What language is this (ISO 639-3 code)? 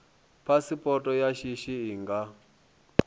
ven